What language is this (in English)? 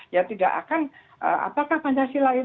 Indonesian